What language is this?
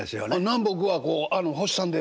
Japanese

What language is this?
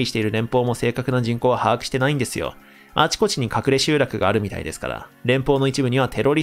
Japanese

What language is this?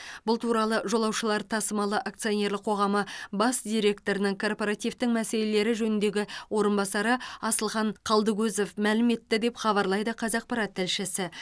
Kazakh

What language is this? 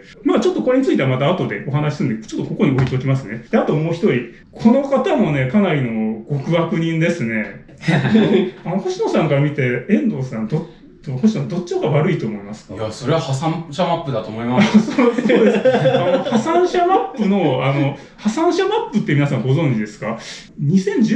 Japanese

